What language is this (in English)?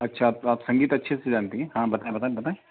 Hindi